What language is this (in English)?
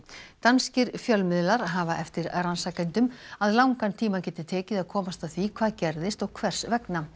Icelandic